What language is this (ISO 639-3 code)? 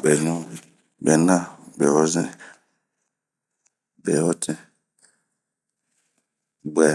bmq